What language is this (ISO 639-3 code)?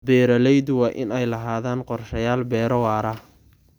som